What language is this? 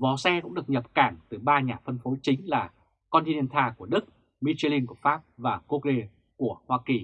Vietnamese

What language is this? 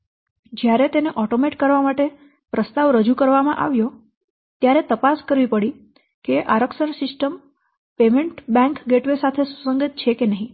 Gujarati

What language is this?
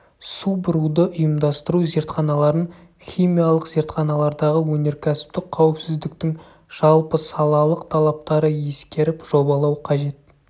Kazakh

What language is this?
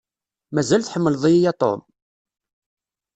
Kabyle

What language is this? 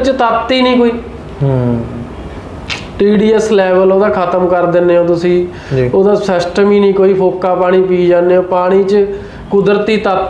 Punjabi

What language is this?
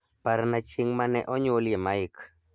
Luo (Kenya and Tanzania)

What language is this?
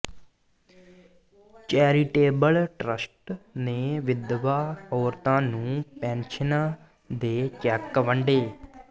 Punjabi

